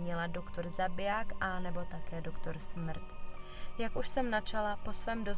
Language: Czech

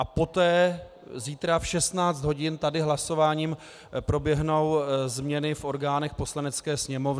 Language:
Czech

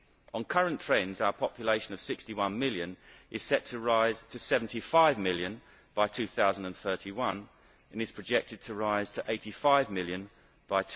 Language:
English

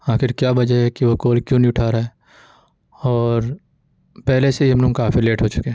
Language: Urdu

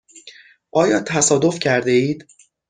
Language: Persian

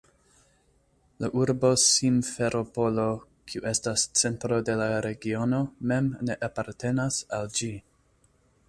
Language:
Esperanto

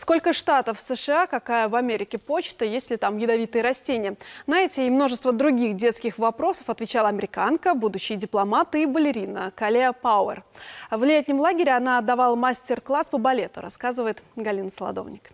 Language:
Russian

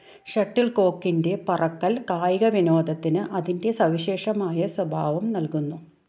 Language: Malayalam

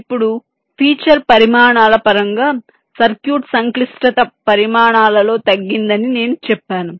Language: Telugu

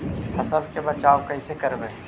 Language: Magahi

